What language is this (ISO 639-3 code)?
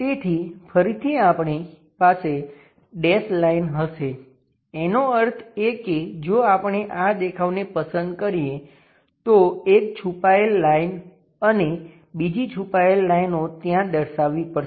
guj